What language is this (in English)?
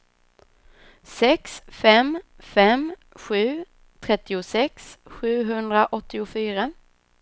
Swedish